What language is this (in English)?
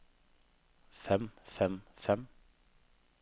Norwegian